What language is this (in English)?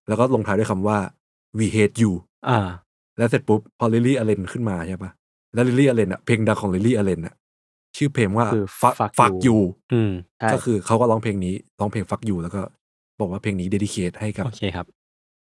Thai